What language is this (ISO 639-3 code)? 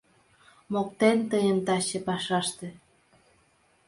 chm